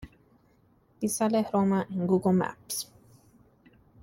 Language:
Spanish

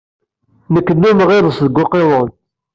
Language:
Kabyle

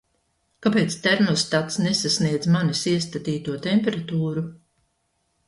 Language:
Latvian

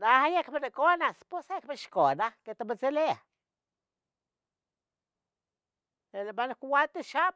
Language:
Tetelcingo Nahuatl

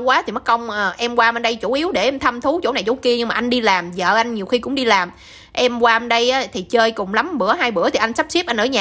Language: Vietnamese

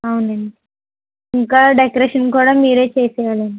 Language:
Telugu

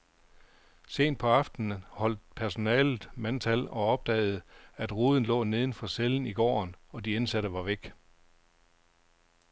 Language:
Danish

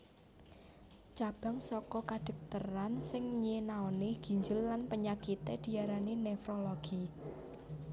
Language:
Javanese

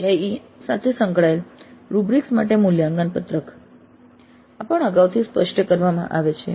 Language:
Gujarati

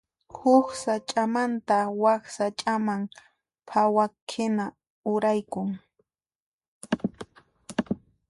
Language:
Puno Quechua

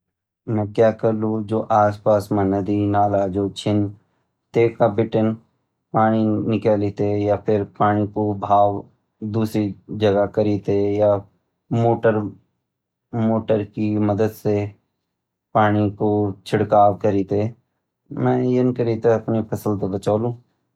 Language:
Garhwali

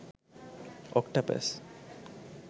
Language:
Sinhala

